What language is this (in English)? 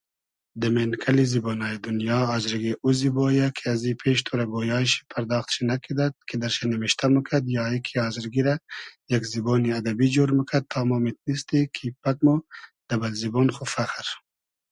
Hazaragi